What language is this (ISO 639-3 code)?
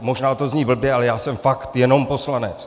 ces